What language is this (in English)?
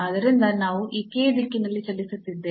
Kannada